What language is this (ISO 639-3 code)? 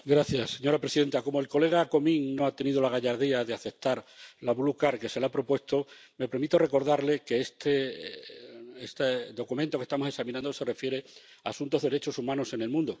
spa